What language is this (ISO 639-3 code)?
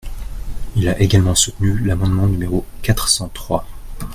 fra